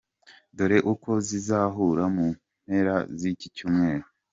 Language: Kinyarwanda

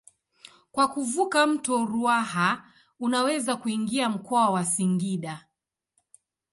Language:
Swahili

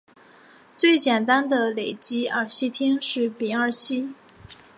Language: Chinese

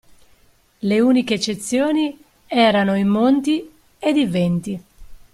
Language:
Italian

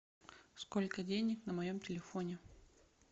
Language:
Russian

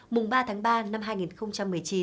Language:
Vietnamese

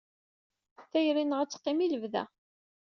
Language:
Kabyle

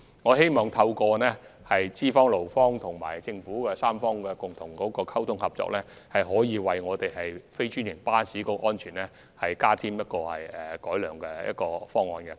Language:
Cantonese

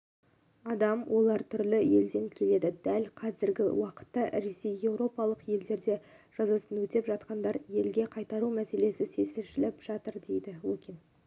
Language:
Kazakh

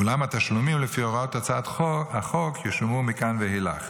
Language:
Hebrew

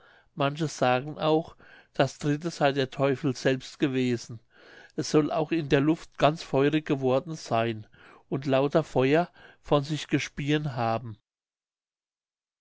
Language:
German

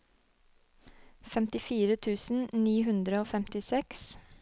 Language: Norwegian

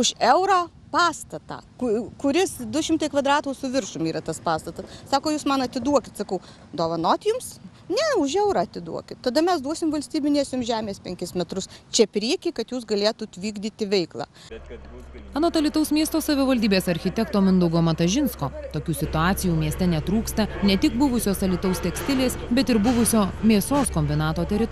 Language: Lithuanian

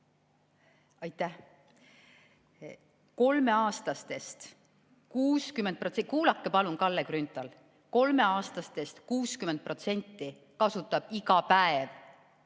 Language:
Estonian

